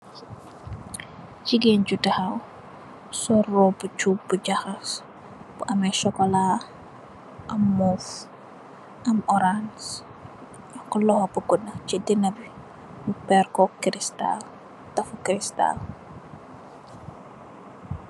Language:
Wolof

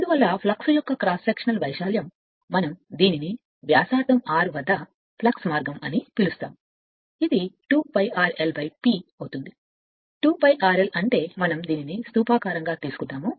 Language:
Telugu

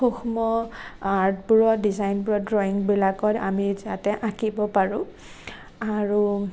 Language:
Assamese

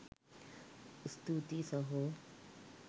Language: Sinhala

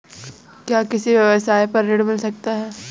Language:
Hindi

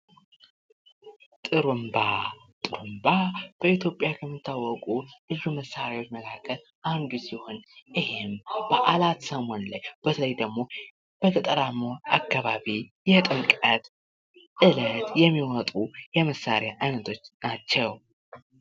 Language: Amharic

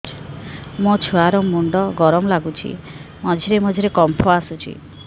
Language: Odia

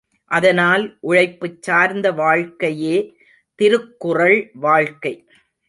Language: Tamil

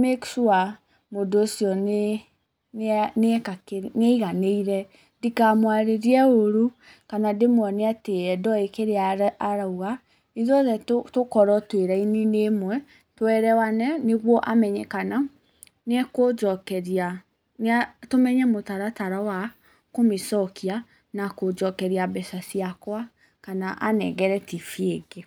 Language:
Kikuyu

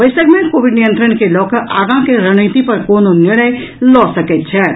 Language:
Maithili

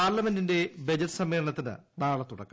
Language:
Malayalam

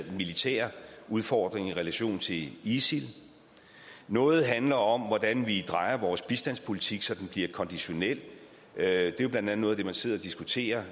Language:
Danish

